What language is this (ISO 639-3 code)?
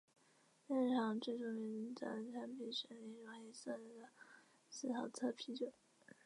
zho